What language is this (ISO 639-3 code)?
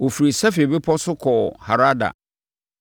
aka